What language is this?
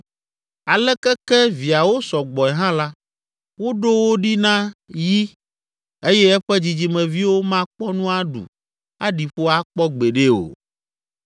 Ewe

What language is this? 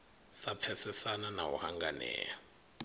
Venda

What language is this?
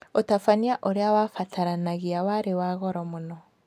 Kikuyu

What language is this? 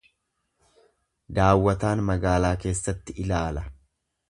Oromo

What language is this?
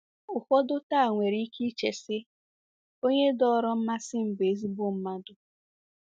Igbo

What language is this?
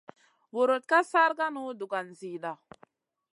Masana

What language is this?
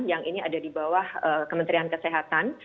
Indonesian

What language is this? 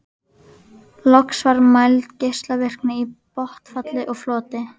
Icelandic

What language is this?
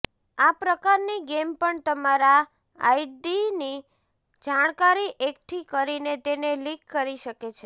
Gujarati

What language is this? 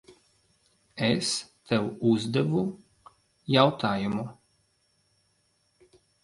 Latvian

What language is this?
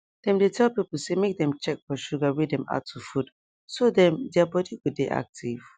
Nigerian Pidgin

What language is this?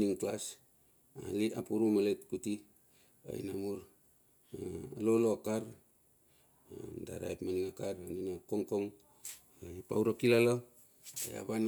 Bilur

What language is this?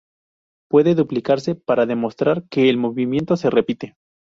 Spanish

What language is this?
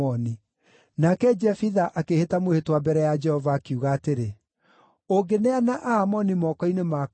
Kikuyu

